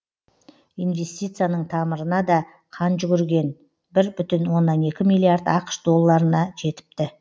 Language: Kazakh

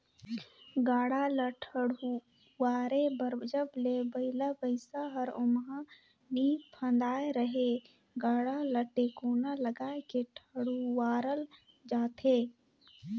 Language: Chhattisgarhi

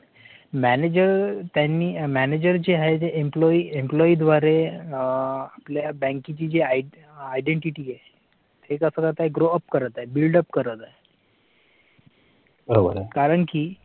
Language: Marathi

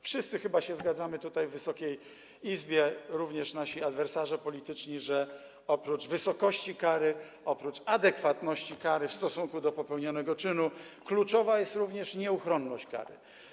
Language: Polish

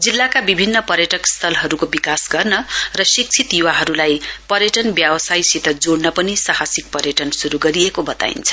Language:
Nepali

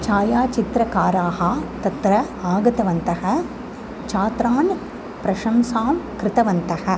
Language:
Sanskrit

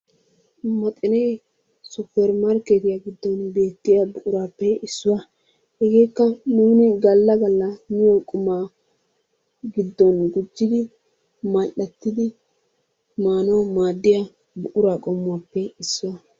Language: Wolaytta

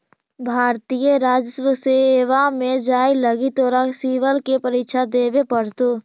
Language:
Magahi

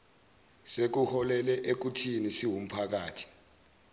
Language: Zulu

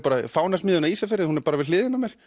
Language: Icelandic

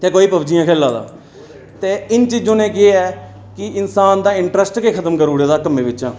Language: Dogri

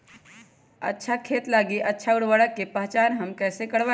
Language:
Magahi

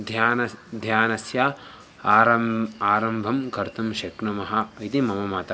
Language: Sanskrit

